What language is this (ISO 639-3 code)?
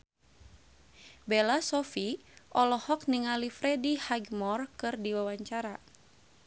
sun